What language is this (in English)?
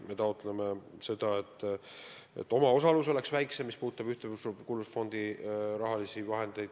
Estonian